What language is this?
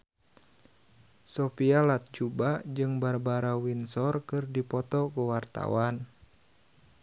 Sundanese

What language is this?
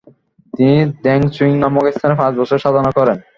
Bangla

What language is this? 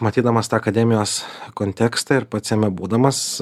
Lithuanian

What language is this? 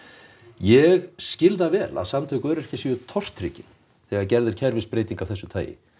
Icelandic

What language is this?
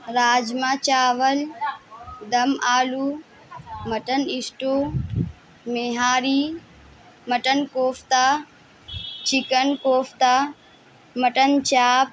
Urdu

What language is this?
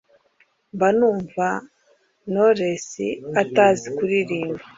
Kinyarwanda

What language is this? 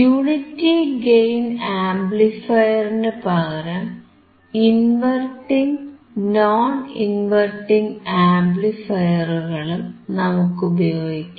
Malayalam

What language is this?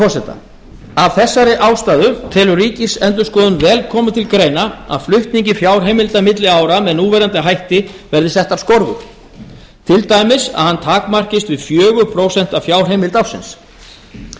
Icelandic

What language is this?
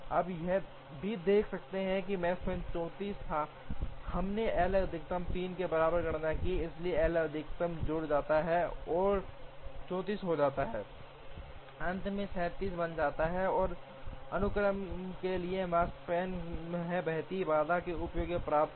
Hindi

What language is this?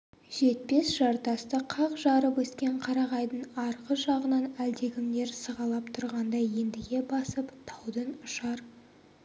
Kazakh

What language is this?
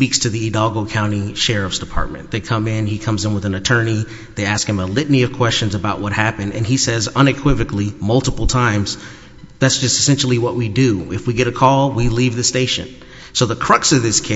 English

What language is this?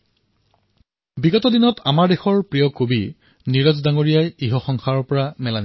Assamese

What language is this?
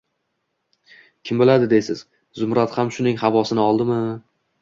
Uzbek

